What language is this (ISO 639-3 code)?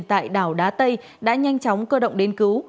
vie